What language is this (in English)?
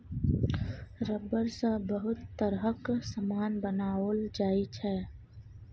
Maithili